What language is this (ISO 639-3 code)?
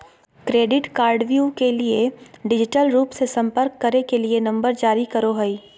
mag